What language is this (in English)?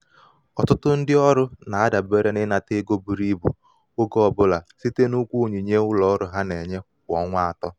Igbo